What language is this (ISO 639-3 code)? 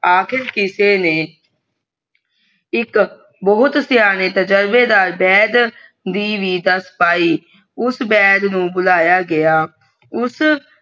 pan